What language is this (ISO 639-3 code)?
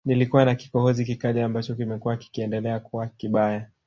swa